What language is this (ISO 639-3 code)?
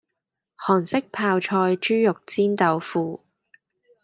yue